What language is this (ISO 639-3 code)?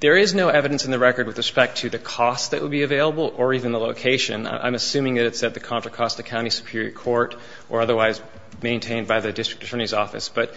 eng